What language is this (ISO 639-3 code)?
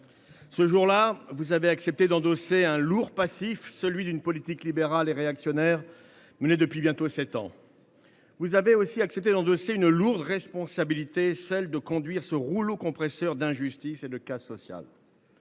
fra